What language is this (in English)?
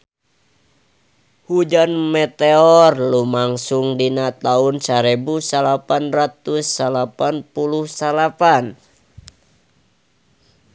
Sundanese